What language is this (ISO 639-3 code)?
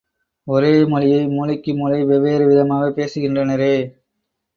tam